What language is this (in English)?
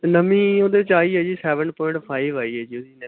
Punjabi